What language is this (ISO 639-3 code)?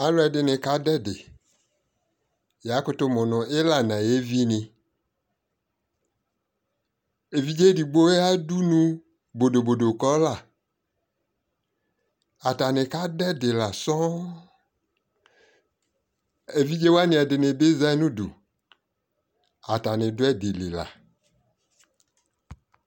kpo